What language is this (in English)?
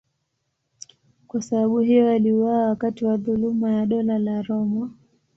Swahili